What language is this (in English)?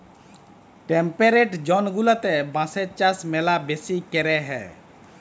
Bangla